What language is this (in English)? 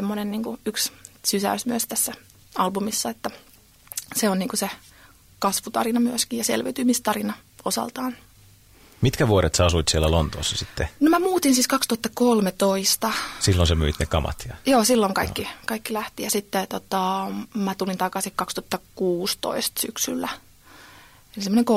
Finnish